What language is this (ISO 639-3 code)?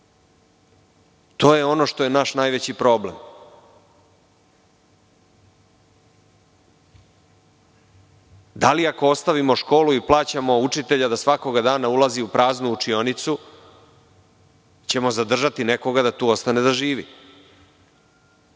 srp